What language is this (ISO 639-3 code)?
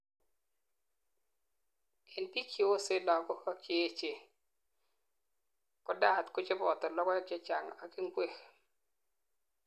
kln